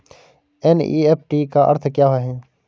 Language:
Hindi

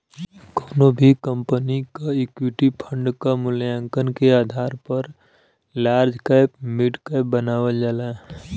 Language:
Bhojpuri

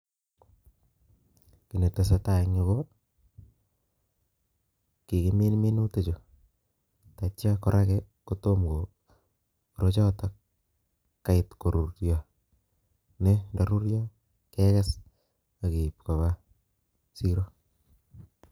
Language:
Kalenjin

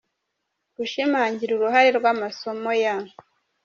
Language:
Kinyarwanda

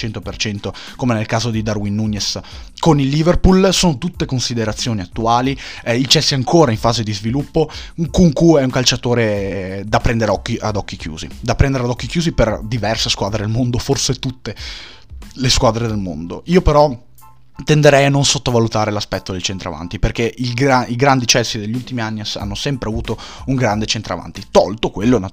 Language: Italian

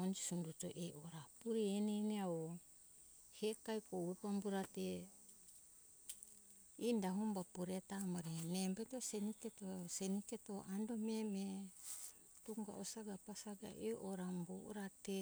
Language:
Hunjara-Kaina Ke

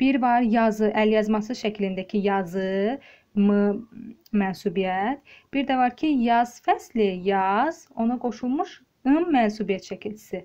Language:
Turkish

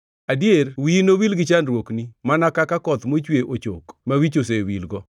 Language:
Luo (Kenya and Tanzania)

